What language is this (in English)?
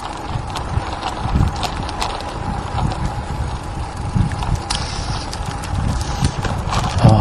Japanese